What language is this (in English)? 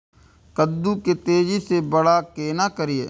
Maithili